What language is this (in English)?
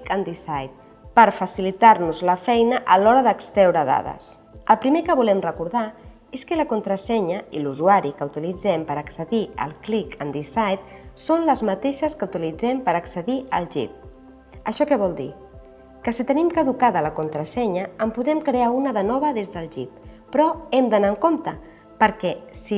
Catalan